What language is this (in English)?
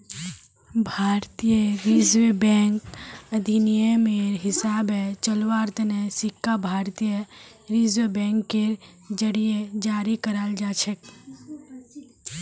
Magahi